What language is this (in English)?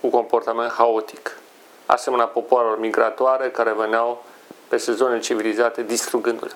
Romanian